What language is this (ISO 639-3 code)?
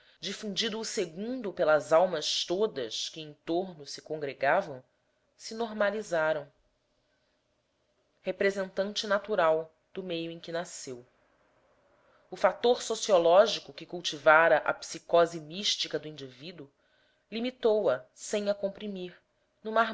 por